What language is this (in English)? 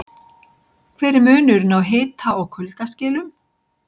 Icelandic